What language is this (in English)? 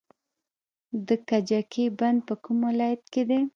Pashto